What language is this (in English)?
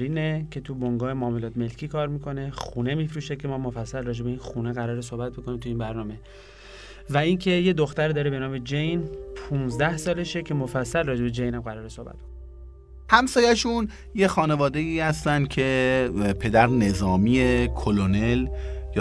Persian